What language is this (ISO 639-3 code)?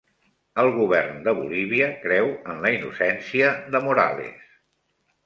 cat